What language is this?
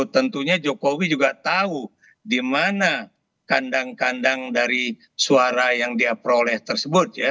Indonesian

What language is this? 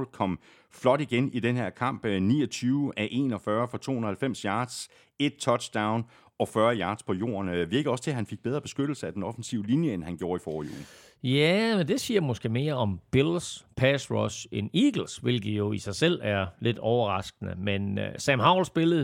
Danish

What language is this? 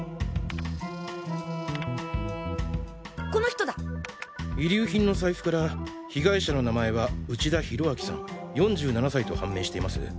Japanese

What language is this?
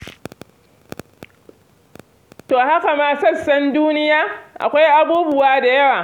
Hausa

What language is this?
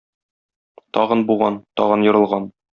Tatar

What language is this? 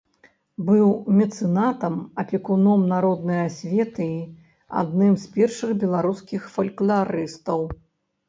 Belarusian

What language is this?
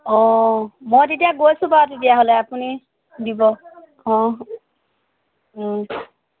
Assamese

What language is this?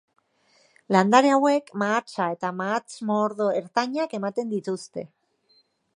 Basque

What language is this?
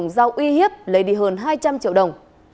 Vietnamese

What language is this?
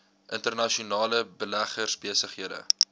Afrikaans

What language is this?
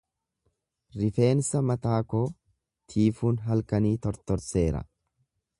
Oromo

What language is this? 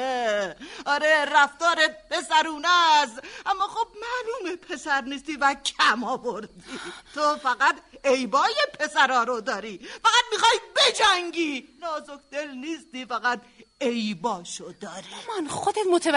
Persian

